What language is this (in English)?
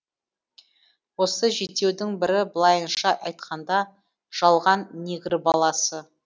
Kazakh